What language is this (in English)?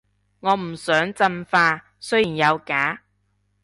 Cantonese